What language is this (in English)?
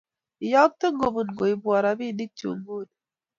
Kalenjin